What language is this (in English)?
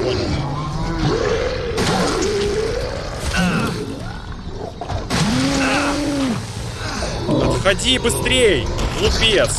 Russian